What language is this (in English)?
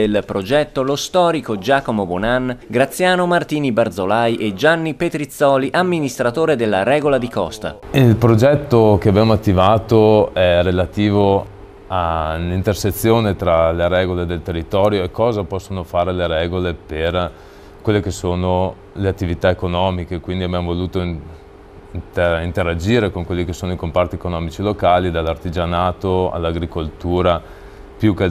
Italian